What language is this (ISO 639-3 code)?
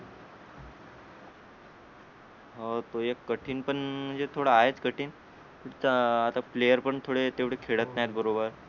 mar